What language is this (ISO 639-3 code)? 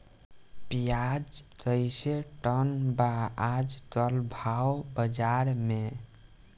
bho